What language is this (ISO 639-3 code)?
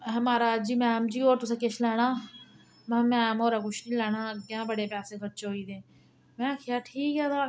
doi